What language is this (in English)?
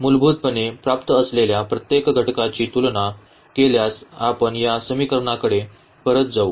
Marathi